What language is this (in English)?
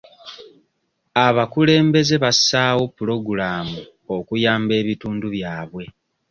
Ganda